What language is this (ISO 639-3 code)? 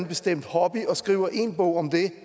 dan